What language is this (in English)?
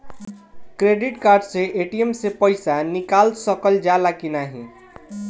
Bhojpuri